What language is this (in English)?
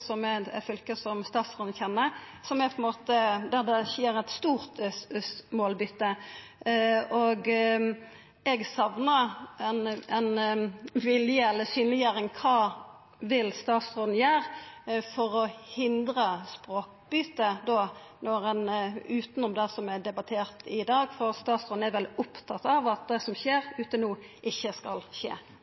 Norwegian Nynorsk